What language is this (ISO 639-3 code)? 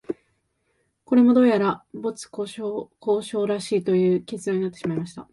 jpn